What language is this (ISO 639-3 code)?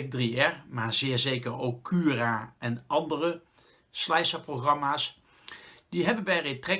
nld